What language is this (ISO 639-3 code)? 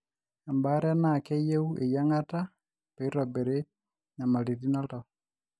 mas